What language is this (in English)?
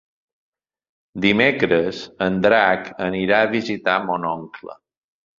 Catalan